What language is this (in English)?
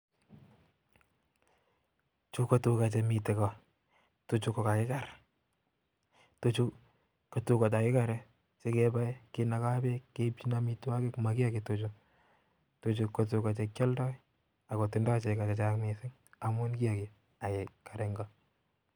Kalenjin